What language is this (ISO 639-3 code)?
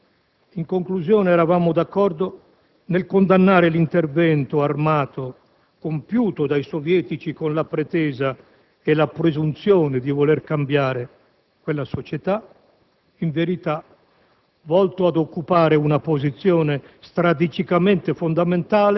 ita